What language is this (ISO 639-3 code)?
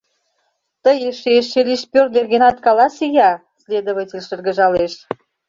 chm